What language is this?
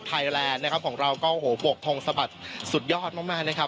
Thai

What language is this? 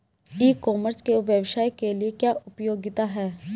Hindi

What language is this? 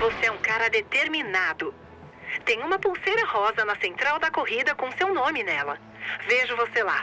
Portuguese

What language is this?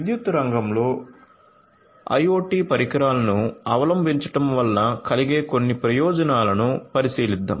Telugu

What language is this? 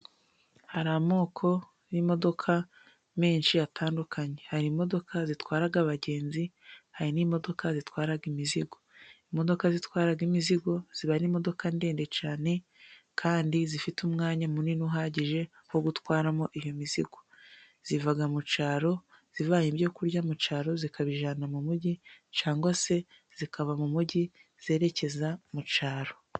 Kinyarwanda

